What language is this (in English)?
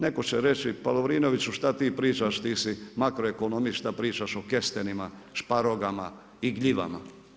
Croatian